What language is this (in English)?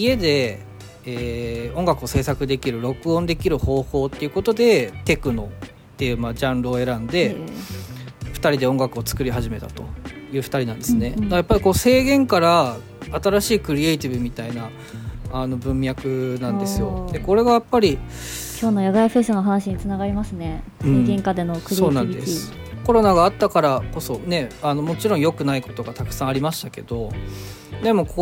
Japanese